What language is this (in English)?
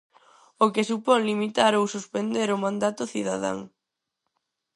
Galician